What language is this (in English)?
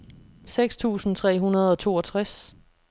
Danish